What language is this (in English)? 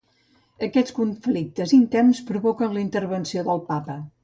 Catalan